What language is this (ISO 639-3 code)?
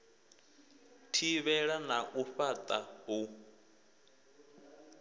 ven